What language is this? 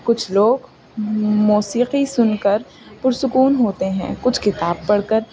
Urdu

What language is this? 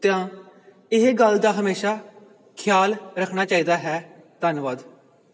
Punjabi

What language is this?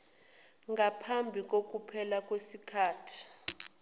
Zulu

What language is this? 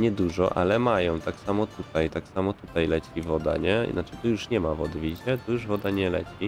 Polish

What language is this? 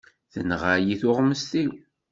Kabyle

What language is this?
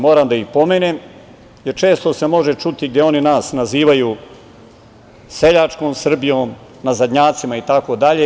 Serbian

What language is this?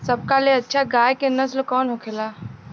Bhojpuri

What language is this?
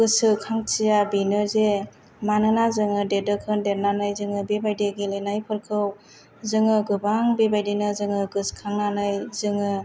Bodo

